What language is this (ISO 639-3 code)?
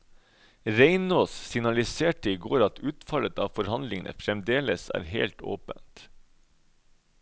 nor